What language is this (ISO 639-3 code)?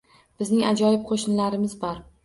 uzb